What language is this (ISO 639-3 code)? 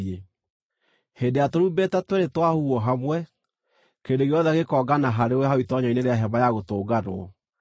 kik